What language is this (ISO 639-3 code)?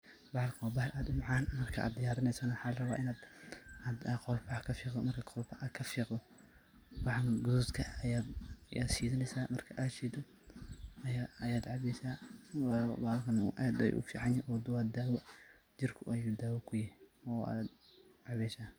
som